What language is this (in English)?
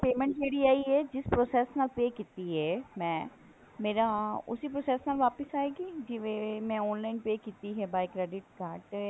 Punjabi